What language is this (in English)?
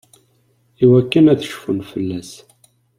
Kabyle